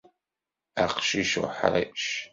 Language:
Kabyle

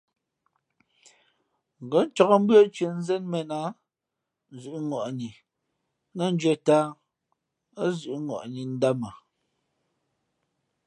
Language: Fe'fe'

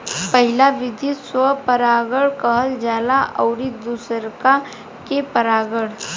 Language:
Bhojpuri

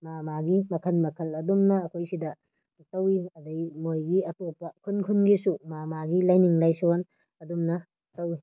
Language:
Manipuri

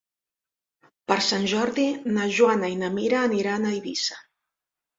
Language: Catalan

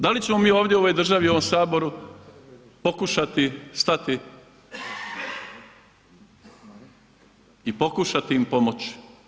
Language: Croatian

